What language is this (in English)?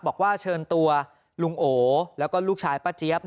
Thai